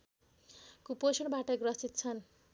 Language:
Nepali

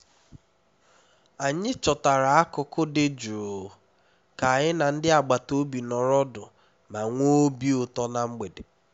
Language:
Igbo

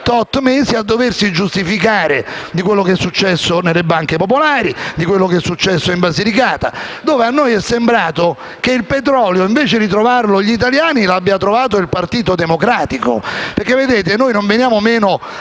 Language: Italian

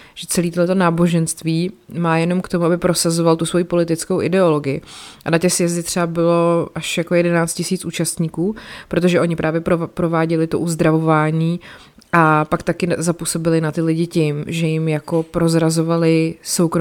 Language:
Czech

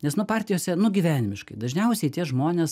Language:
Lithuanian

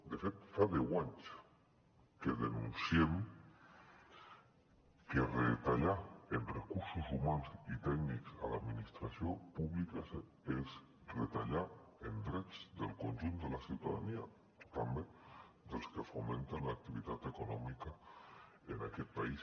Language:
Catalan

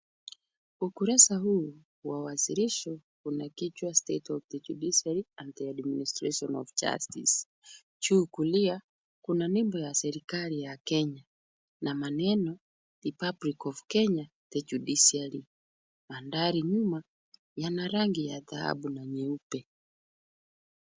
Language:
Swahili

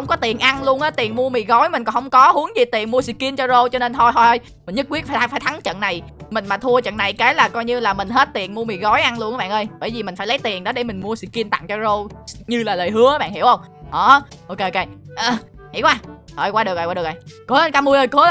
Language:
Vietnamese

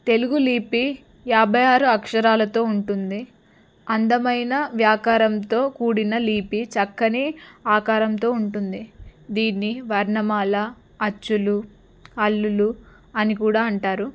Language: Telugu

